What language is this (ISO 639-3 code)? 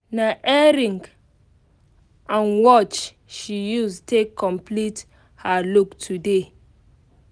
pcm